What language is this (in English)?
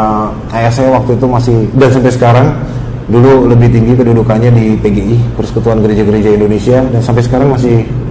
Indonesian